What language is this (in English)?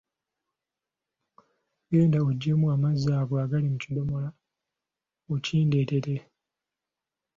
Ganda